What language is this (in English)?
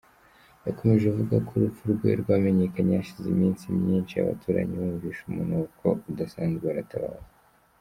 Kinyarwanda